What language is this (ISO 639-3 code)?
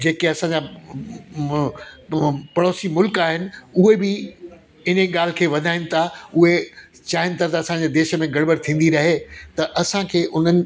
snd